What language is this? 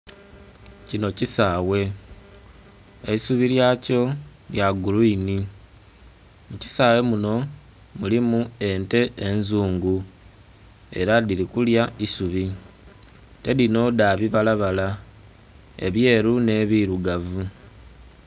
Soga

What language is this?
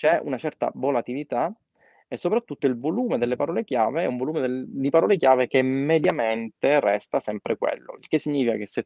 Italian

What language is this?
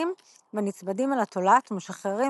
Hebrew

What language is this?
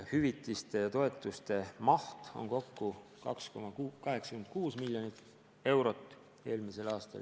Estonian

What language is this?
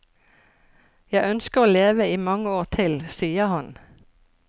Norwegian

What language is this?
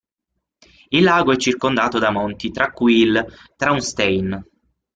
Italian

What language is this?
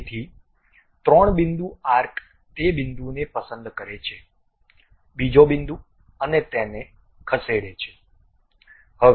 Gujarati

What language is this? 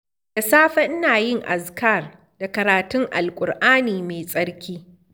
Hausa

